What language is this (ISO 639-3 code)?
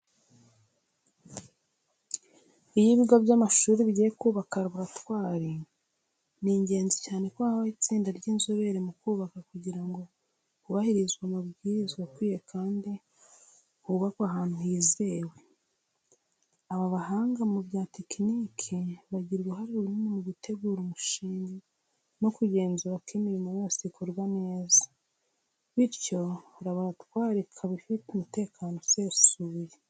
kin